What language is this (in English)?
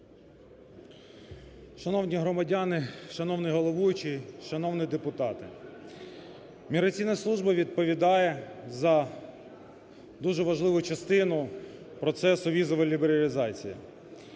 Ukrainian